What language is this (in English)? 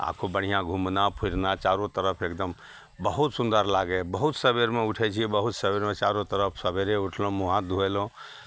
Maithili